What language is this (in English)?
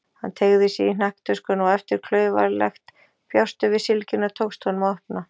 Icelandic